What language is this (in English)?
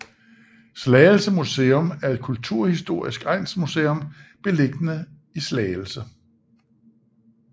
Danish